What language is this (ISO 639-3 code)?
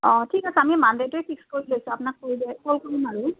asm